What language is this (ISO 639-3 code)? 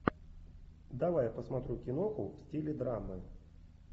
rus